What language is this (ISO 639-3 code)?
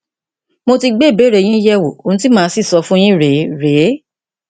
yor